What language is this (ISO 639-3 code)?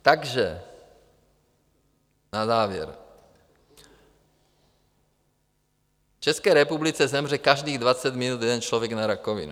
ces